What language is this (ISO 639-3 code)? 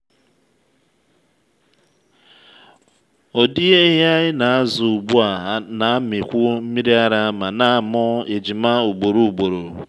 ibo